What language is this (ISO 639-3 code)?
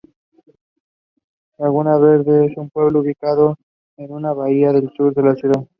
spa